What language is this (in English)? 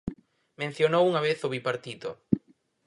Galician